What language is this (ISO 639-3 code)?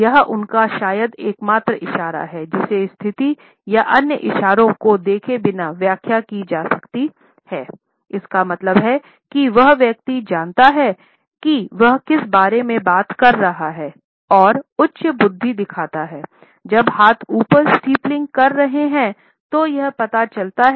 hin